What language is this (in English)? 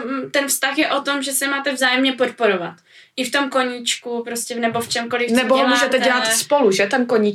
Czech